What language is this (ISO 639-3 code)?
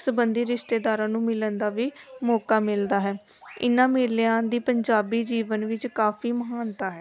pan